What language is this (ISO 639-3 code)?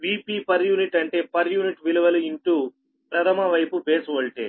tel